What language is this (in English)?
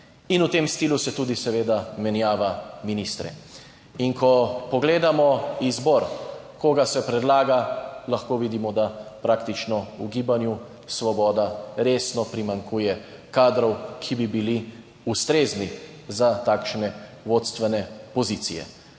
Slovenian